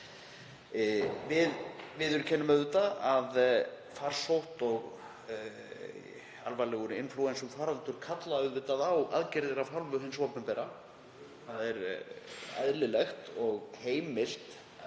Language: Icelandic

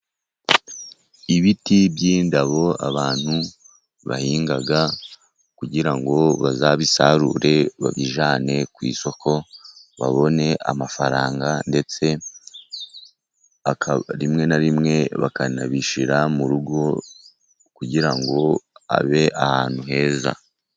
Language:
Kinyarwanda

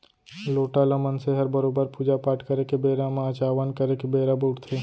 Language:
Chhattisgarhi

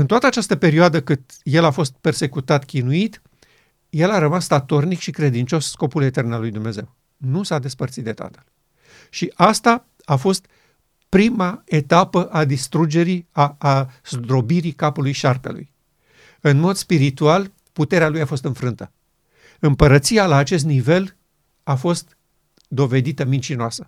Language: Romanian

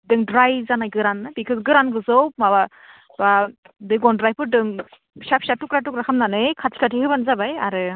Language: Bodo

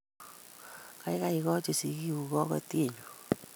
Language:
Kalenjin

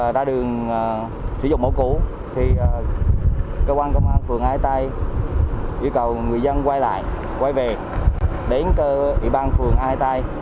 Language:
Vietnamese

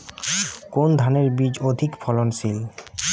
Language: Bangla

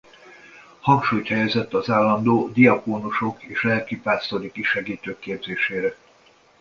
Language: Hungarian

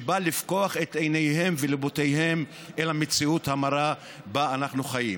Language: Hebrew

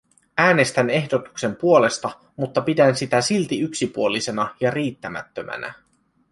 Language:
Finnish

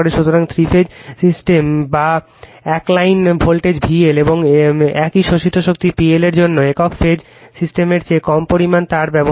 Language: Bangla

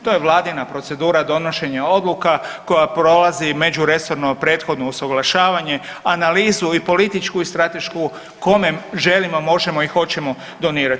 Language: Croatian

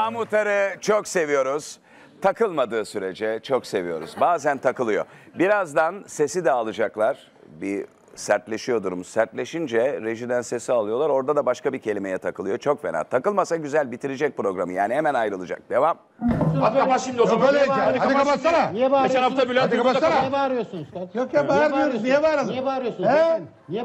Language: Turkish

